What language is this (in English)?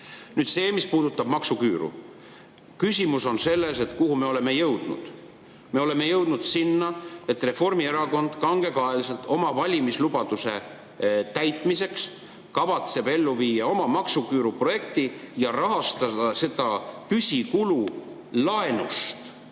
Estonian